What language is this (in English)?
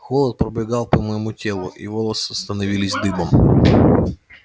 Russian